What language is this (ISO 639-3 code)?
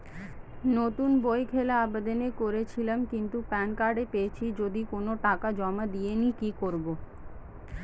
ben